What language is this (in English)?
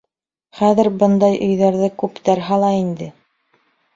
Bashkir